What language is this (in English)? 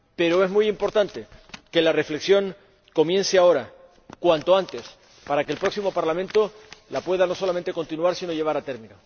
Spanish